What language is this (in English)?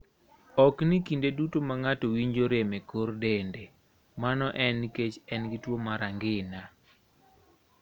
Luo (Kenya and Tanzania)